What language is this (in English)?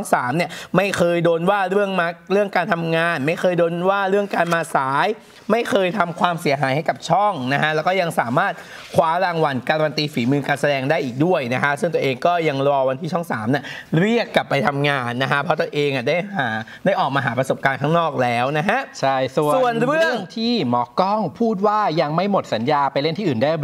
Thai